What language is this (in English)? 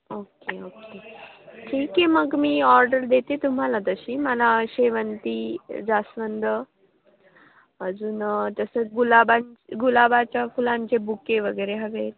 Marathi